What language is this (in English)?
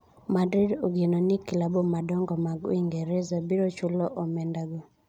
Luo (Kenya and Tanzania)